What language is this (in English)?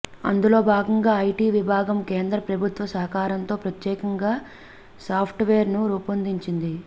Telugu